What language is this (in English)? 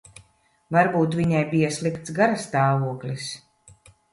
Latvian